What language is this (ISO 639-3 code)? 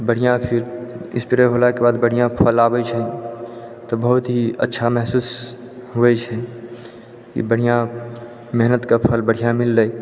mai